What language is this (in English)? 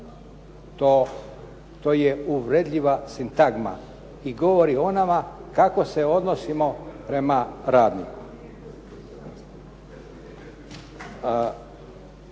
Croatian